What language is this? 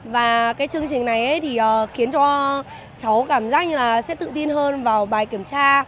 Vietnamese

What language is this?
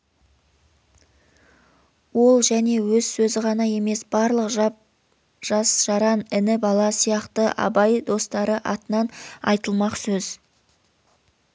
Kazakh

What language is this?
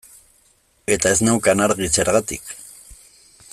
Basque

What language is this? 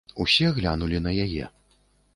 Belarusian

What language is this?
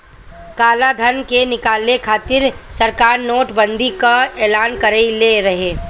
Bhojpuri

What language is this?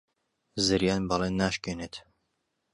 Central Kurdish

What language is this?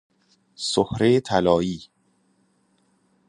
Persian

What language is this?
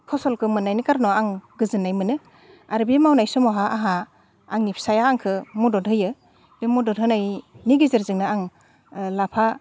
Bodo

